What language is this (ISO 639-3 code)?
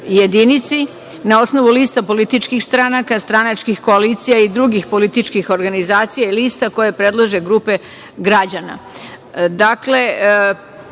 srp